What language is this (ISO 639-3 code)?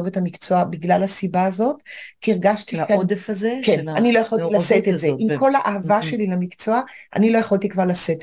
heb